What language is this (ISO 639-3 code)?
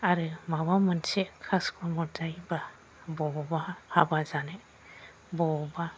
brx